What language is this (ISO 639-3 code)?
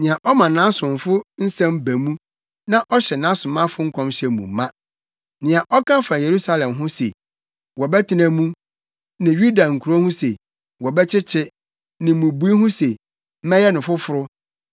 aka